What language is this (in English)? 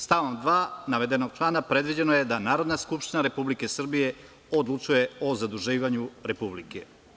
Serbian